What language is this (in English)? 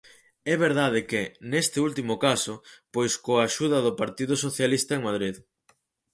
Galician